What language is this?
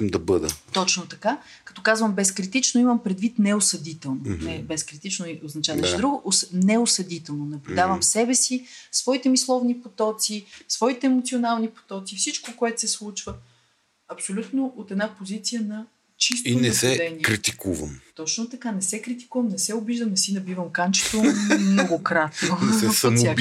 Bulgarian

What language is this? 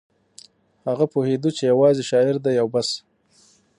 Pashto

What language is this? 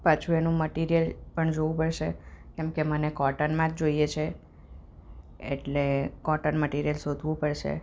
Gujarati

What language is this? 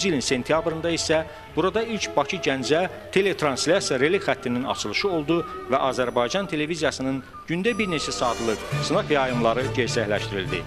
Turkish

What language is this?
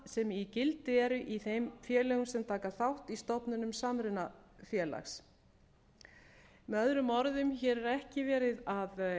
Icelandic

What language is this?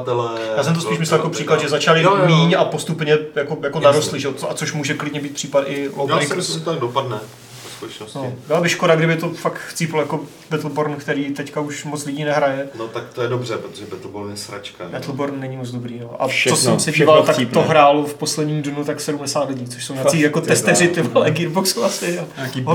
Czech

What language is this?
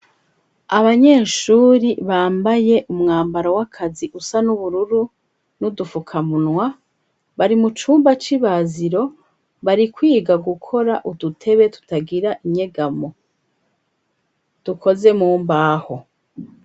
Rundi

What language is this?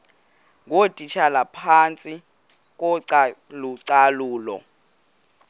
Xhosa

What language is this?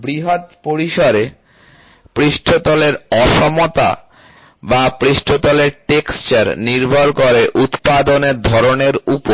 Bangla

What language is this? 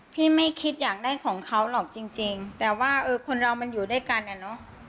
Thai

